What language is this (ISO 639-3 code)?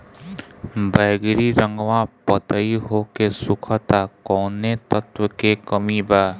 bho